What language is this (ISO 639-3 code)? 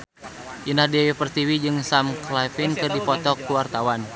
sun